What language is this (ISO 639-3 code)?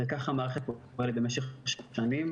heb